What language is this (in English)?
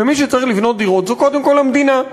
Hebrew